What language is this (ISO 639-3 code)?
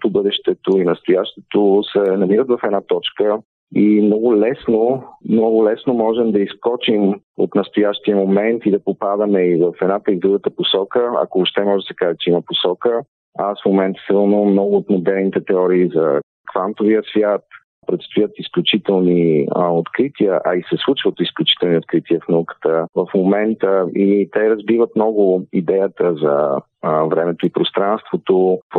bul